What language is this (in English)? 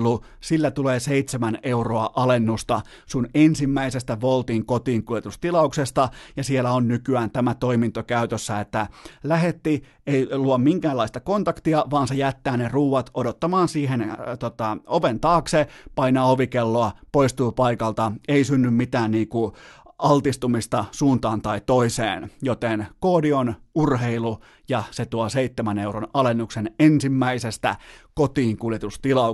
Finnish